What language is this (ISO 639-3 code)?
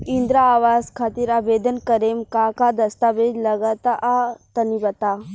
bho